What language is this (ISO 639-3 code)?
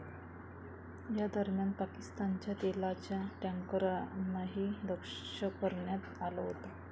mar